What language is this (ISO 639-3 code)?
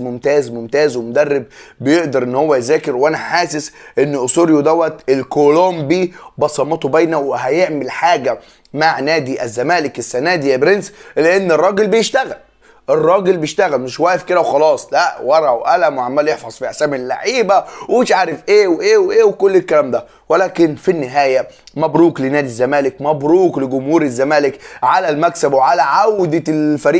ara